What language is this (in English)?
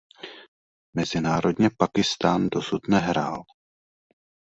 Czech